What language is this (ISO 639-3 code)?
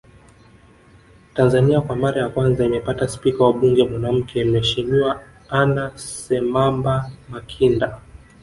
swa